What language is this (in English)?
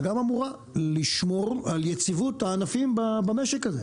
Hebrew